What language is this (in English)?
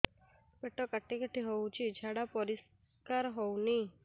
Odia